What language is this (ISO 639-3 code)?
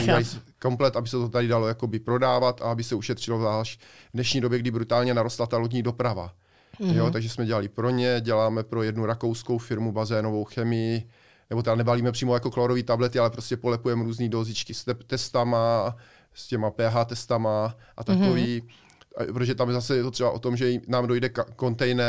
ces